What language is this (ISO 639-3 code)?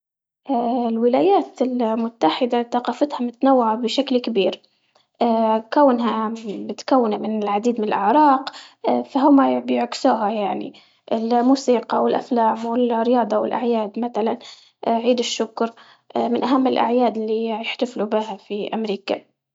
ayl